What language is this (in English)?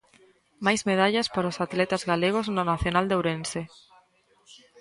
Galician